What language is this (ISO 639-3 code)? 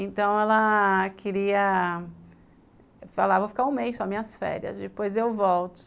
por